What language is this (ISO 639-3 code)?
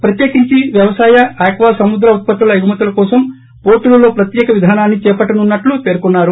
tel